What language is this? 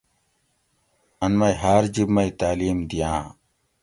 Gawri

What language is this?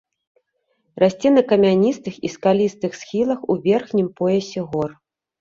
Belarusian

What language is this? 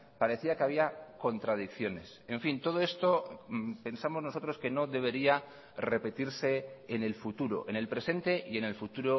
Spanish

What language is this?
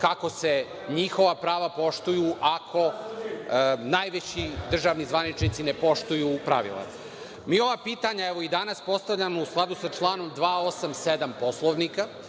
Serbian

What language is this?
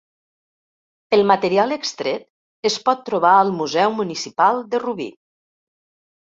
Catalan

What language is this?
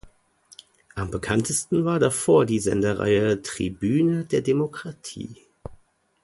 German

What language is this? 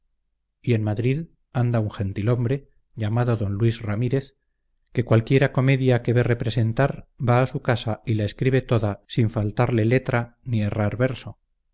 Spanish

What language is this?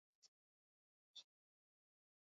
Basque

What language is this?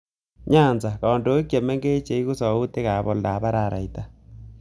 Kalenjin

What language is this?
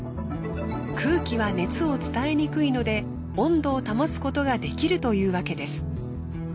Japanese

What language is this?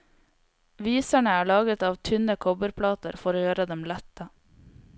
Norwegian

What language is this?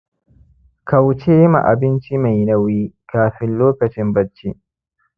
Hausa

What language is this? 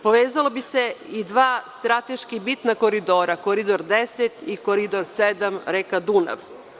Serbian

